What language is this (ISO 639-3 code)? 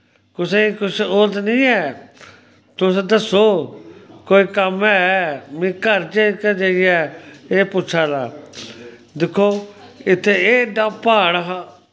doi